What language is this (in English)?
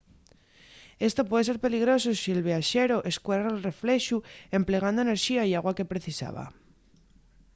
Asturian